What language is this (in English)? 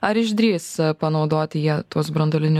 Lithuanian